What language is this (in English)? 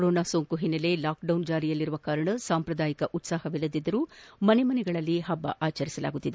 Kannada